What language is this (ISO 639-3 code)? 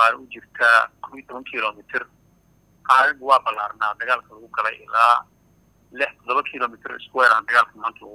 ara